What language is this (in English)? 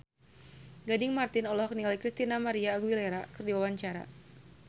Sundanese